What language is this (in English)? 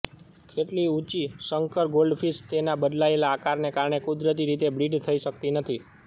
Gujarati